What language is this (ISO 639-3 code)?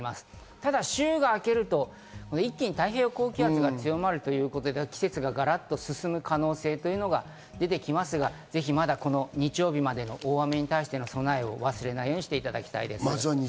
jpn